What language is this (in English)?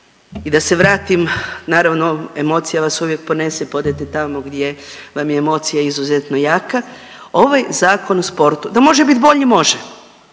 Croatian